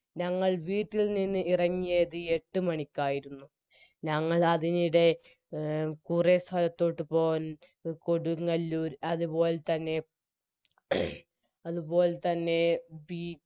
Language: Malayalam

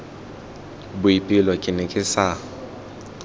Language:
Tswana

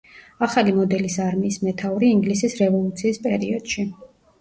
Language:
Georgian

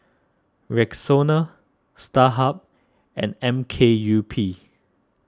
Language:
English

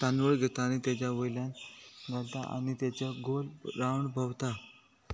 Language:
Konkani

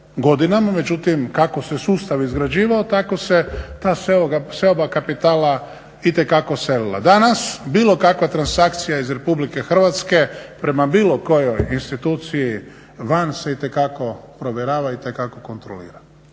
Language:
Croatian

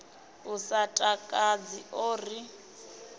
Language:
Venda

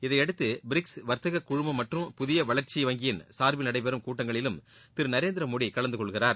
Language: Tamil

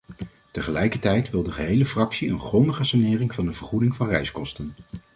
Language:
Dutch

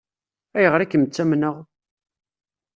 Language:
Kabyle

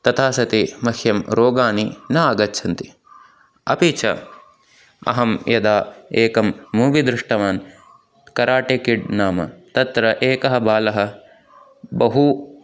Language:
Sanskrit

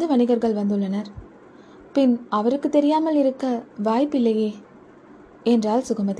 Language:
Tamil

